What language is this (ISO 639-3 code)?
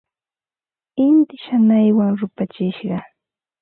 qva